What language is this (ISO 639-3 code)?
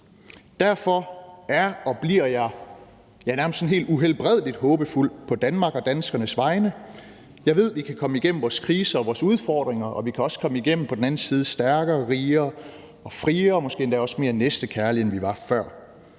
dan